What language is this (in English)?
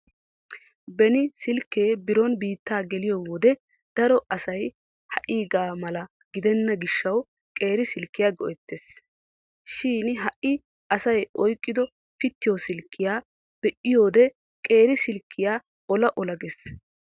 Wolaytta